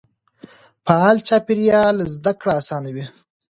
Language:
Pashto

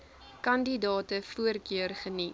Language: Afrikaans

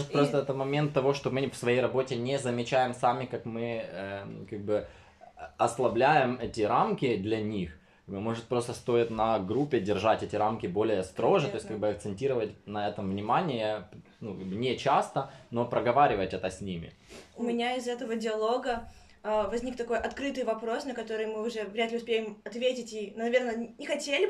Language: Russian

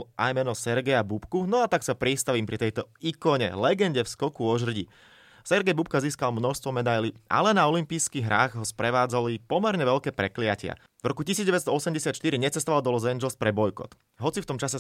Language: Slovak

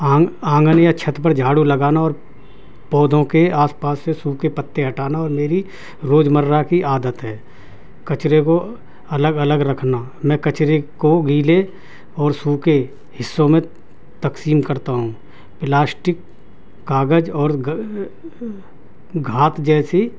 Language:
Urdu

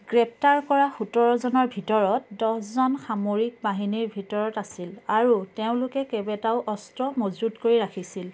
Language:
Assamese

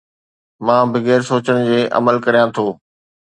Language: Sindhi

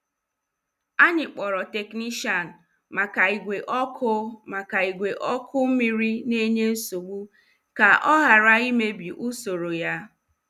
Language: Igbo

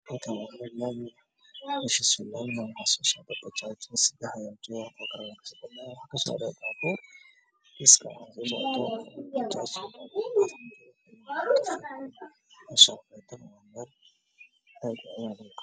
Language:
Somali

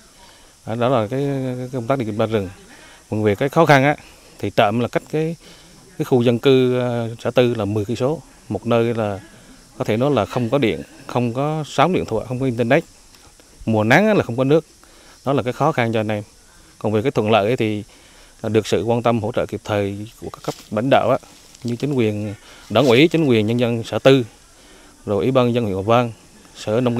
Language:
Vietnamese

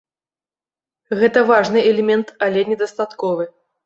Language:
Belarusian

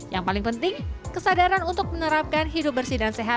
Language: Indonesian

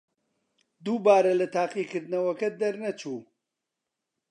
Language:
Central Kurdish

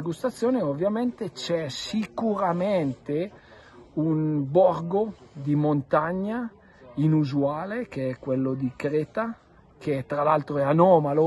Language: Italian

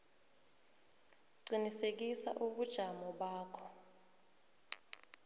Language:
South Ndebele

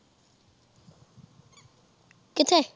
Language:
Punjabi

